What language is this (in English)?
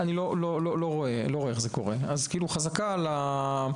Hebrew